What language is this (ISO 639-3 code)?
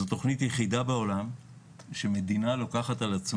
heb